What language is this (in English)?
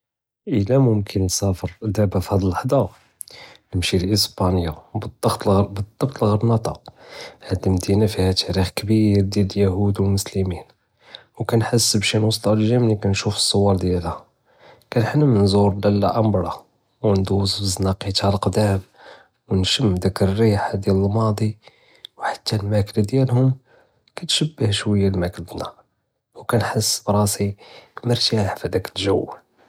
Judeo-Arabic